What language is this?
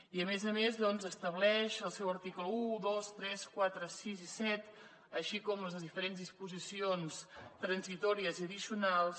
Catalan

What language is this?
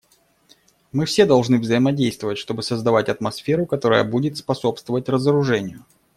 Russian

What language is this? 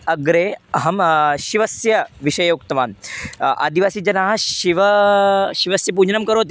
Sanskrit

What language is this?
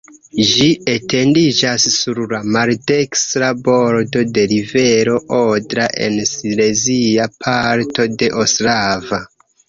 Esperanto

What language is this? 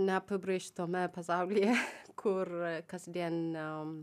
Lithuanian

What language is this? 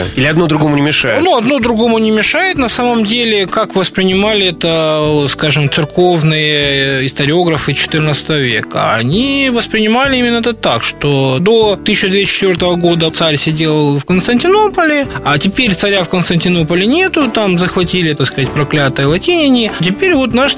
Russian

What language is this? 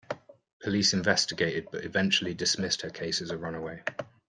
English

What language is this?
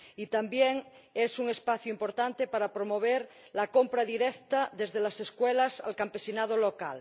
Spanish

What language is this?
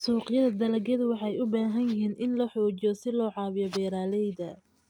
Somali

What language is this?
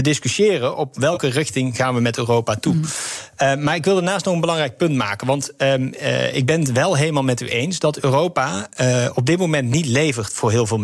Dutch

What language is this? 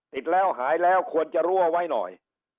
Thai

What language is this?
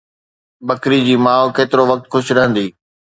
Sindhi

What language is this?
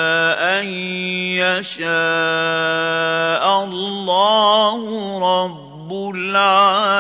Arabic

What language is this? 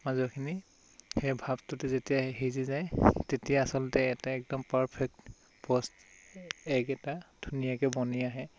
Assamese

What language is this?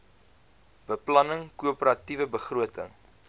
Afrikaans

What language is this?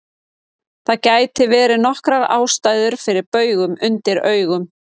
Icelandic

